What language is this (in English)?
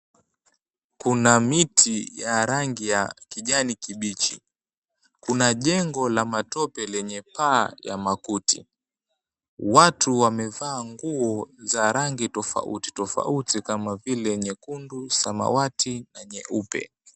Swahili